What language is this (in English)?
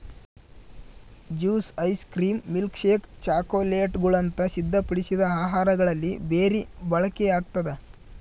Kannada